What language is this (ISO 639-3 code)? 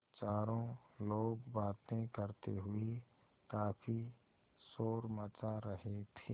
hin